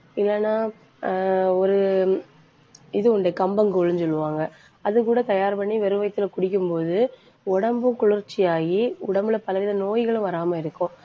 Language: Tamil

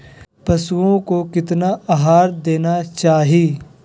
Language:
Magahi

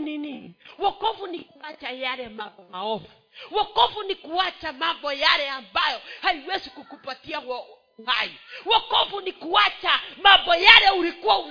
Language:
Swahili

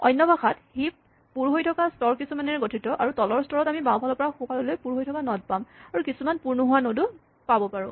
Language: Assamese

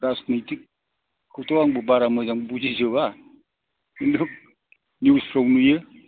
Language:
Bodo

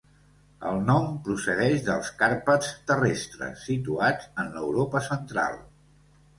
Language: Catalan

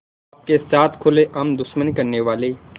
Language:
Hindi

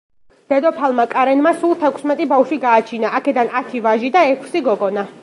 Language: Georgian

